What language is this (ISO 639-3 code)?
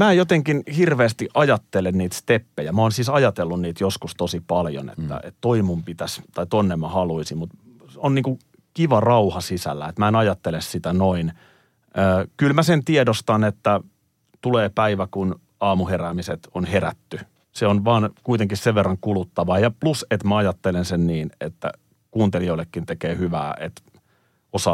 fin